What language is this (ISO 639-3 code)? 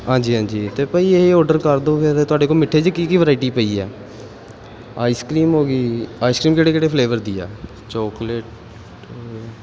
pan